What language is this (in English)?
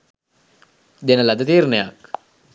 Sinhala